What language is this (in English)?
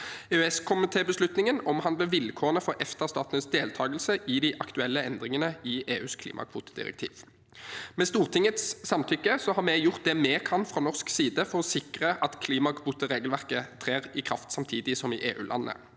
Norwegian